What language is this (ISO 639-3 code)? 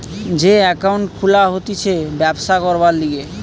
ben